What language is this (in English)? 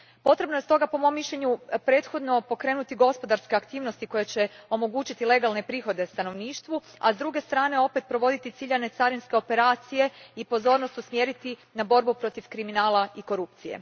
Croatian